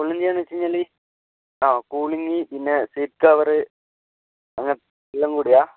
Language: Malayalam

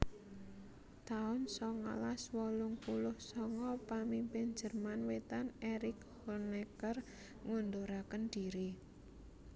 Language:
Javanese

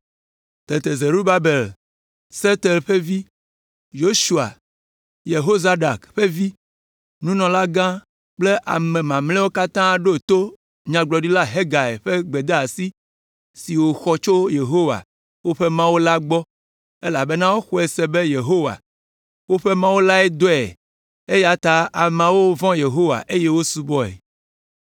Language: Ewe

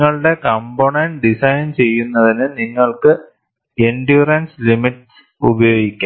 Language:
Malayalam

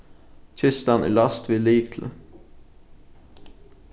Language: Faroese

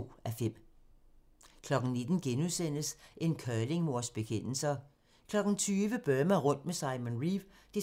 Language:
Danish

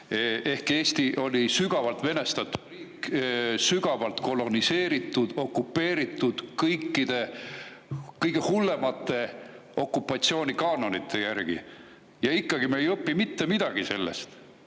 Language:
Estonian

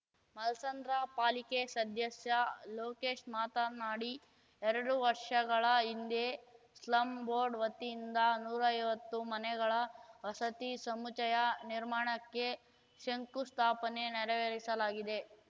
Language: Kannada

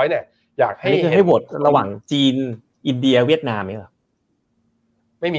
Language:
Thai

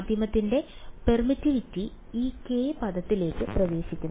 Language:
Malayalam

